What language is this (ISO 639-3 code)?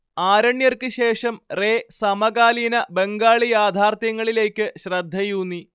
mal